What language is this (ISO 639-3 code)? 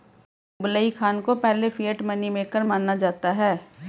hin